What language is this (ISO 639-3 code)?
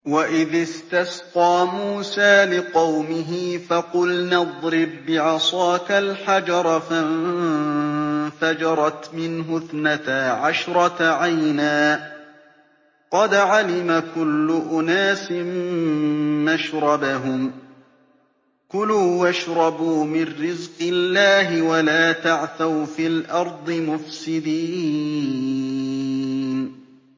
ara